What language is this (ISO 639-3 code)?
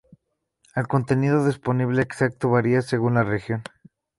spa